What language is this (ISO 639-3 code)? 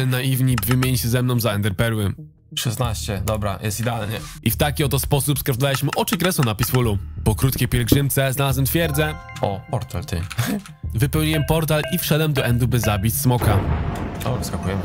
pol